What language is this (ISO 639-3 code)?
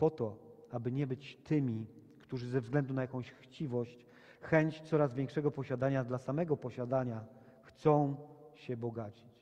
pol